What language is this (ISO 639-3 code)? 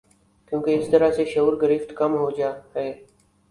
urd